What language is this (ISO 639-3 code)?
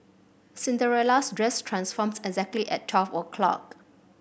eng